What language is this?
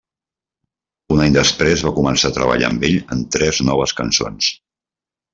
Catalan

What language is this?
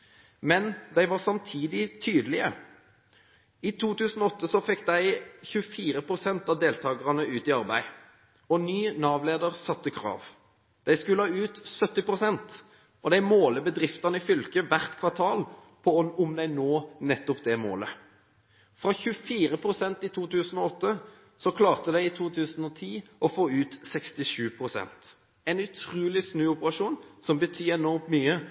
Norwegian Bokmål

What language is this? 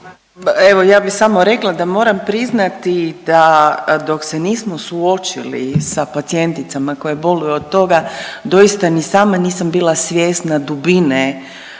Croatian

